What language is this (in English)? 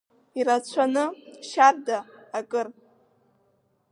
Abkhazian